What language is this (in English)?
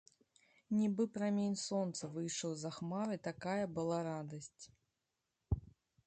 Belarusian